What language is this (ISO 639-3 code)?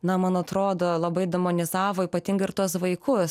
lit